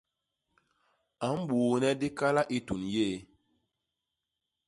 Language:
Basaa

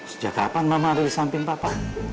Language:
Indonesian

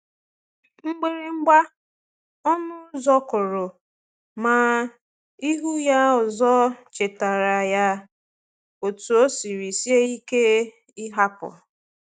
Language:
Igbo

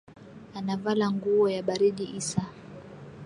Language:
Swahili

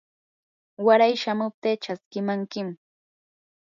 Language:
Yanahuanca Pasco Quechua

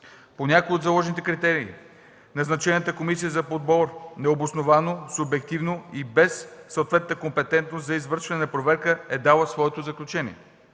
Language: Bulgarian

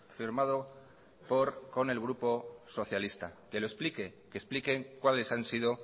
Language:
Spanish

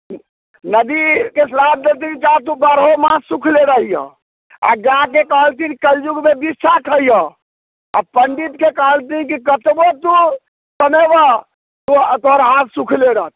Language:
Maithili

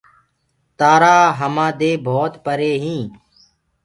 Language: Gurgula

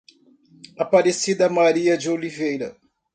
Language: Portuguese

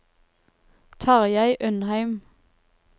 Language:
Norwegian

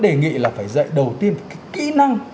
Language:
Vietnamese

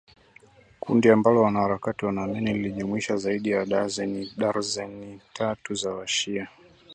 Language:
Swahili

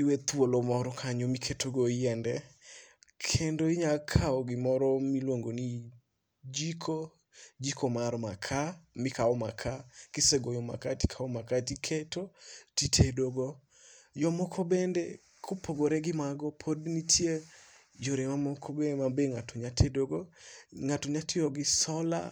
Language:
Luo (Kenya and Tanzania)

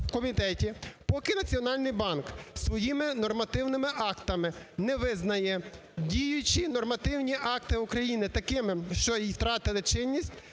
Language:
Ukrainian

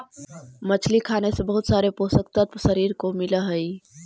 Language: Magahi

